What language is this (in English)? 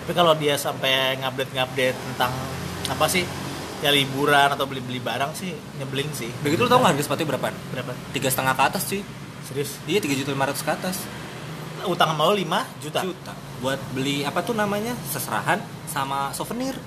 Indonesian